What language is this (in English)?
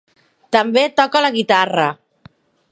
Catalan